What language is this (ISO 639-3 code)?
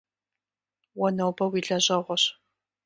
kbd